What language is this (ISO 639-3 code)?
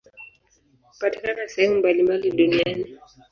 swa